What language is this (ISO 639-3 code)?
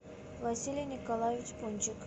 rus